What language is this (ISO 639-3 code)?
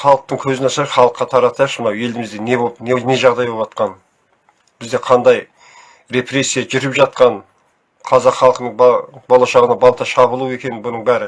tur